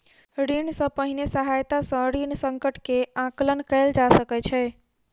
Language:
Maithili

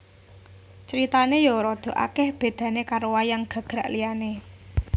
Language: Javanese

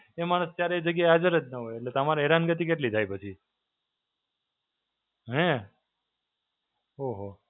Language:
Gujarati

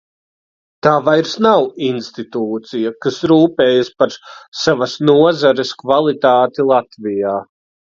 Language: Latvian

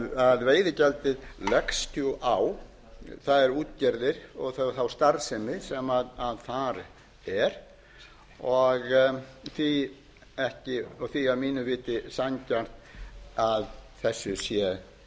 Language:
Icelandic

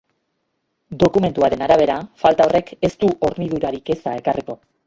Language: Basque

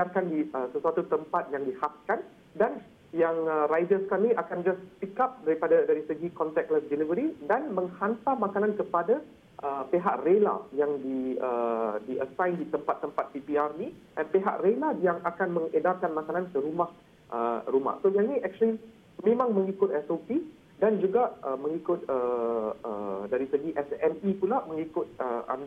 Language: Malay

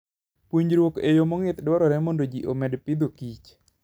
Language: Luo (Kenya and Tanzania)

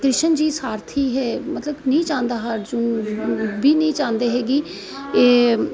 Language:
Dogri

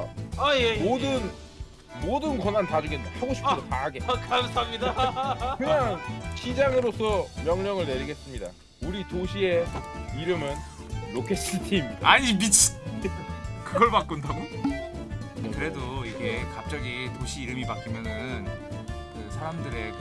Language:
Korean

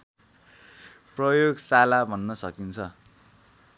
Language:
Nepali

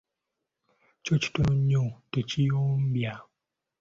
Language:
Ganda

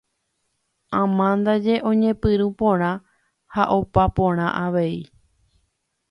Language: Guarani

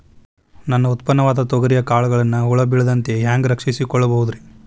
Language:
Kannada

